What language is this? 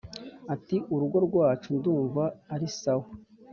Kinyarwanda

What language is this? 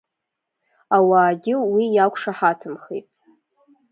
Abkhazian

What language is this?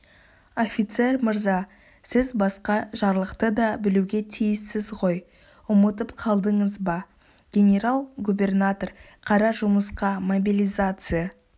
Kazakh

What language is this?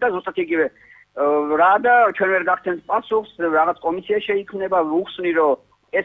Dutch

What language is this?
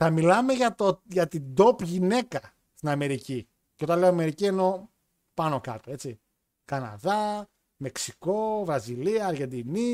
Greek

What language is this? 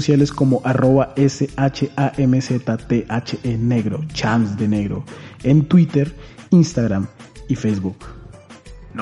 Spanish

